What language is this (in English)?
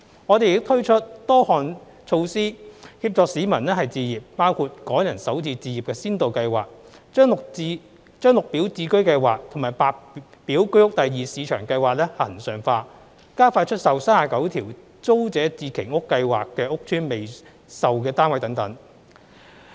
Cantonese